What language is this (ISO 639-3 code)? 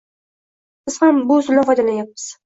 uzb